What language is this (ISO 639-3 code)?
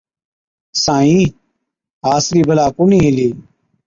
odk